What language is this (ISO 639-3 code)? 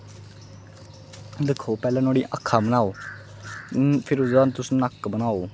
doi